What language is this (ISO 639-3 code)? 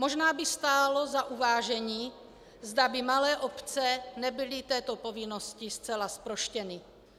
ces